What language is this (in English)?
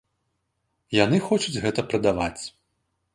Belarusian